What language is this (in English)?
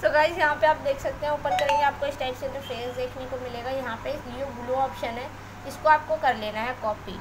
Hindi